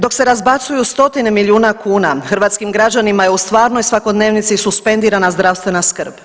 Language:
Croatian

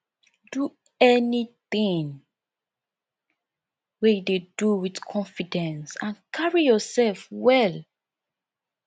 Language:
Nigerian Pidgin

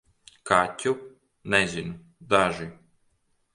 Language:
Latvian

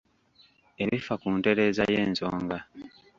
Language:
Ganda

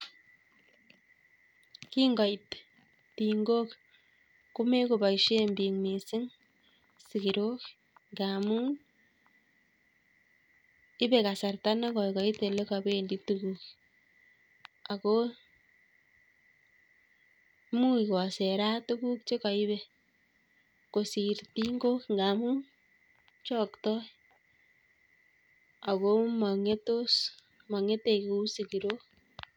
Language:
Kalenjin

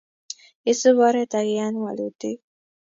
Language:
Kalenjin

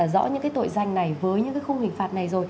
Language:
Vietnamese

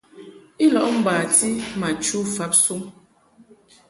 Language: Mungaka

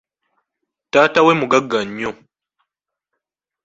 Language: Ganda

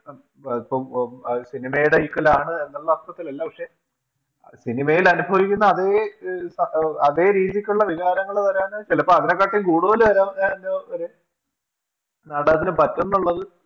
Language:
Malayalam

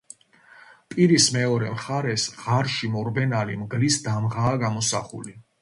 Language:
Georgian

